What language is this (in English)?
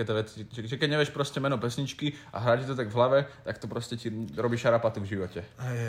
Slovak